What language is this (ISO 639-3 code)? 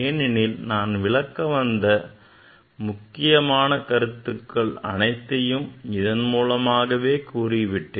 tam